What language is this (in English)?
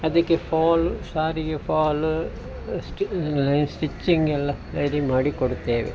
Kannada